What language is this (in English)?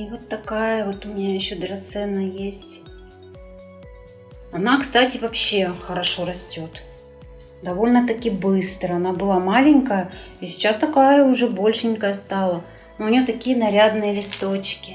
Russian